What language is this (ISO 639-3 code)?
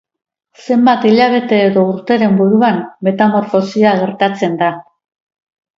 eus